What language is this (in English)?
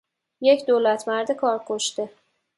Persian